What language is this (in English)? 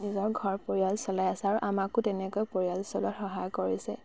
Assamese